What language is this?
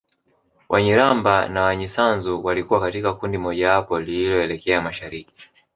Swahili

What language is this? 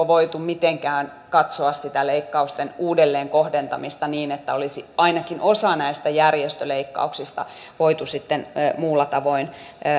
Finnish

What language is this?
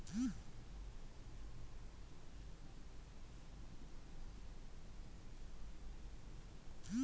Kannada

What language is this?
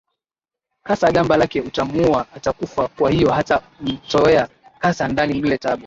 Swahili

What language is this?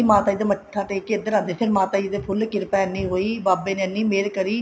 Punjabi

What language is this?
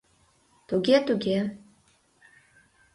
Mari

